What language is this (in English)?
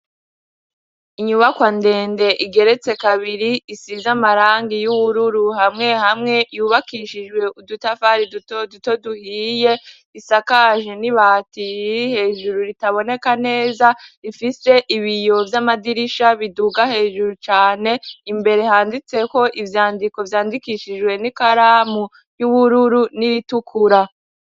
Rundi